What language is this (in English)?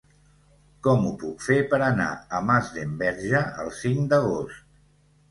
Catalan